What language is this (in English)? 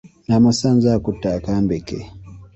Ganda